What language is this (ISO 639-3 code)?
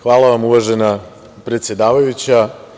srp